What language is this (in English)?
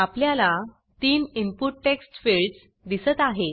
Marathi